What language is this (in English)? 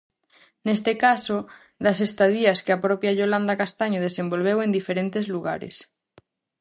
Galician